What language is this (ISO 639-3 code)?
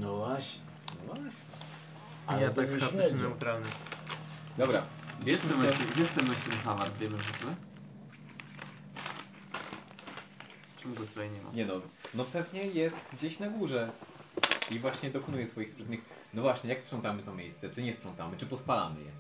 pol